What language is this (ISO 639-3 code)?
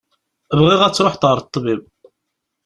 kab